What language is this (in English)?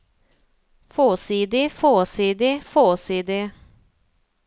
Norwegian